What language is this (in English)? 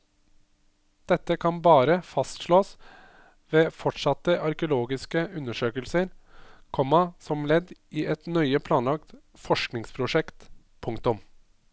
Norwegian